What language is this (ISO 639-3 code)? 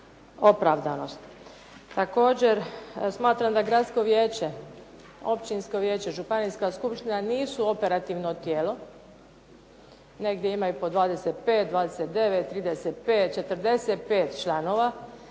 hrv